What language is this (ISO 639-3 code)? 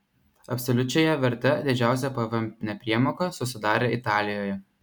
lit